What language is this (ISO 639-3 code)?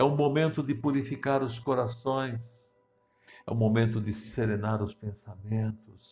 por